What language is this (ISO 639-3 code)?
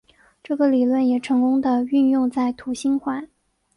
zho